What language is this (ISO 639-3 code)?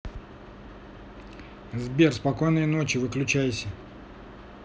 rus